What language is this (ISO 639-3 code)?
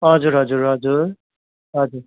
nep